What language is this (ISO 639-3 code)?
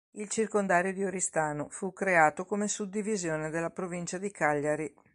ita